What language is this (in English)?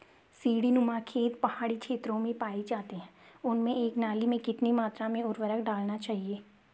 Hindi